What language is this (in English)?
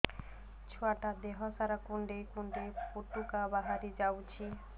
Odia